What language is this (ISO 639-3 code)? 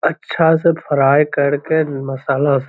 mag